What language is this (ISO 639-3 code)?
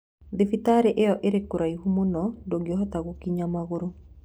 kik